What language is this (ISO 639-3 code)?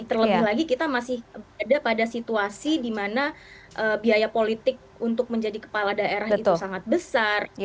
ind